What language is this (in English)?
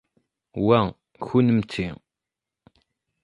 Kabyle